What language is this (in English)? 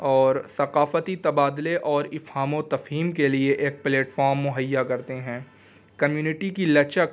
Urdu